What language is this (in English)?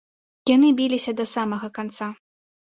Belarusian